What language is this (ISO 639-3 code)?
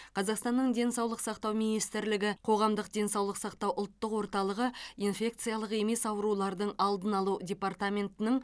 kaz